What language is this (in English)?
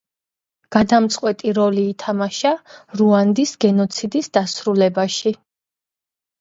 Georgian